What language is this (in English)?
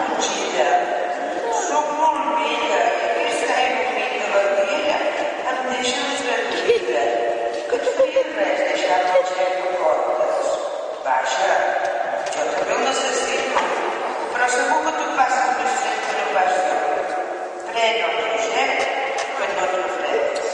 Catalan